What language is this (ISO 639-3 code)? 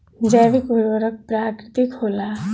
bho